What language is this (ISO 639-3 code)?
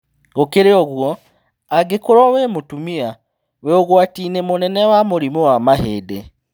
kik